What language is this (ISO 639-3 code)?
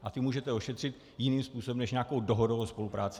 ces